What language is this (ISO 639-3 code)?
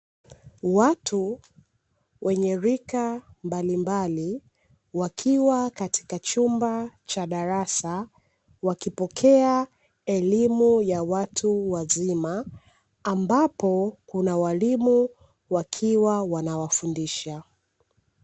swa